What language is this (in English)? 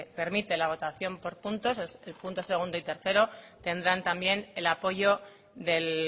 Spanish